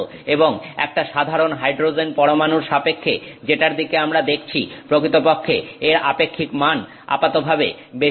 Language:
Bangla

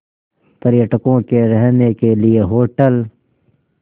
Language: Hindi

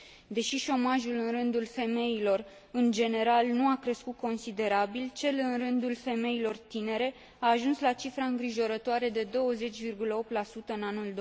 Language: Romanian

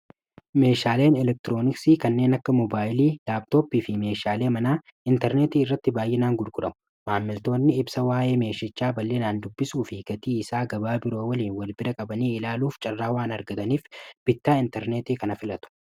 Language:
Oromo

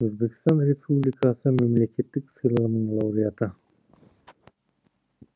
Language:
Kazakh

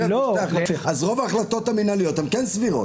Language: Hebrew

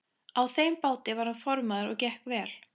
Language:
Icelandic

